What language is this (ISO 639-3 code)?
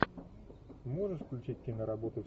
rus